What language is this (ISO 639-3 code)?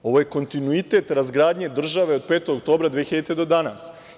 srp